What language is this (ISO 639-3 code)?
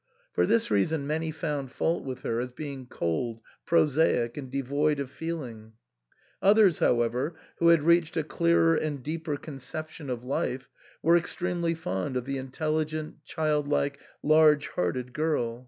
eng